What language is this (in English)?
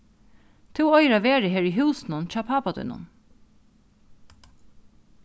Faroese